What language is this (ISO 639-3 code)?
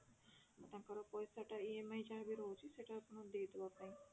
ori